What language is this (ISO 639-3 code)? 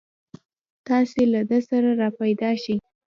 pus